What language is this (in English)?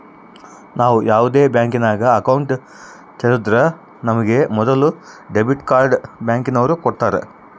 Kannada